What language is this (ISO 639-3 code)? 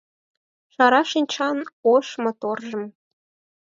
chm